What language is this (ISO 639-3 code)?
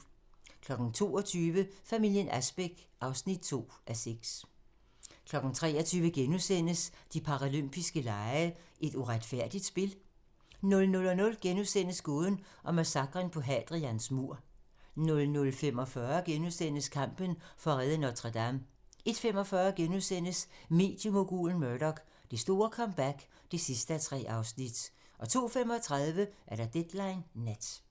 dan